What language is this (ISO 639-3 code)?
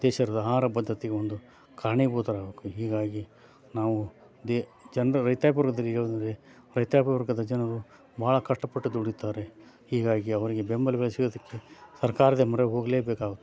kan